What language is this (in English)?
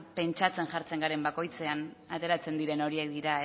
Basque